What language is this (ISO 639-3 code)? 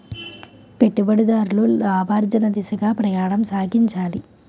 tel